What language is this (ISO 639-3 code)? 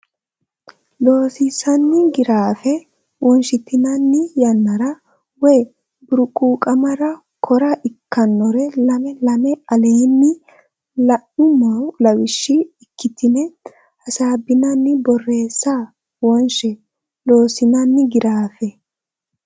sid